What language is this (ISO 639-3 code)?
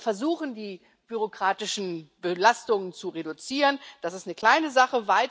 deu